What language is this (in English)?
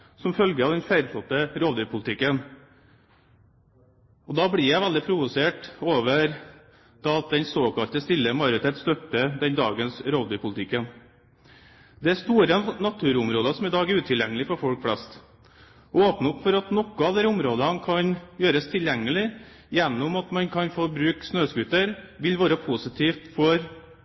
Norwegian Bokmål